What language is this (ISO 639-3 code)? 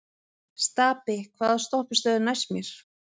isl